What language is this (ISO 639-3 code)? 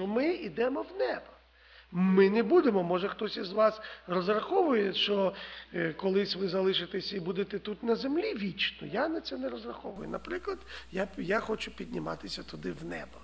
ukr